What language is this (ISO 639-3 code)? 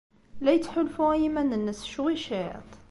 kab